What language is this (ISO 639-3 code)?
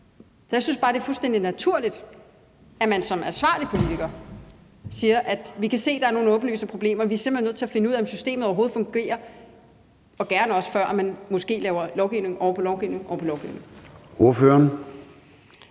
dan